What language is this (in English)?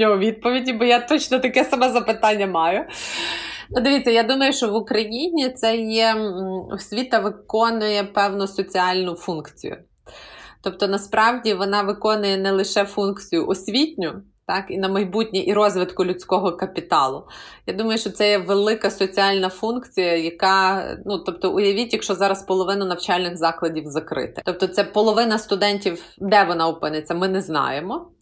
Ukrainian